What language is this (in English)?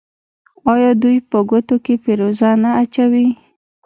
Pashto